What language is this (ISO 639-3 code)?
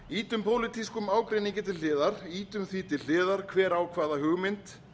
isl